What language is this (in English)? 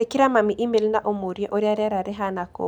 Kikuyu